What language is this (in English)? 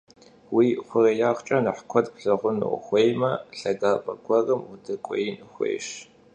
Kabardian